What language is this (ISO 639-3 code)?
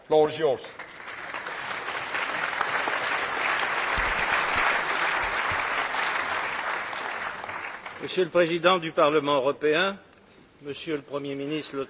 fra